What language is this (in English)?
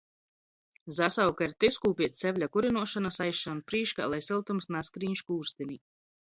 Latgalian